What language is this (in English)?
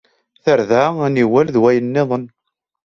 Kabyle